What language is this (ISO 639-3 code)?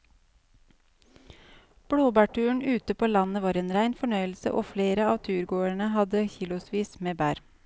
nor